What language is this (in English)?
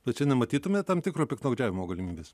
Lithuanian